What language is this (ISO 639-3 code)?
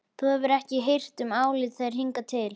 isl